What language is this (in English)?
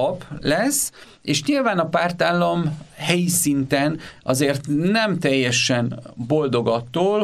Hungarian